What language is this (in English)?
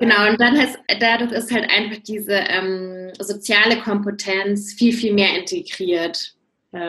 German